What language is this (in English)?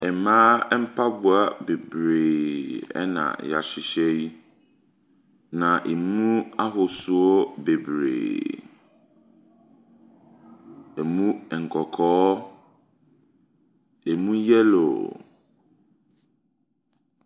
Akan